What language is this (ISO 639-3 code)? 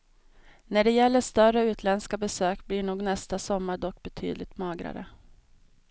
swe